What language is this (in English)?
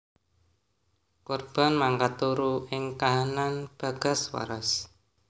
Javanese